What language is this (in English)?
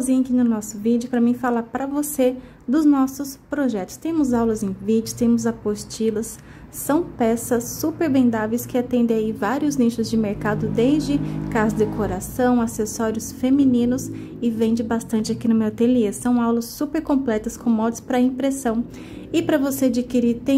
Portuguese